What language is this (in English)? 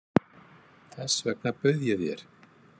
Icelandic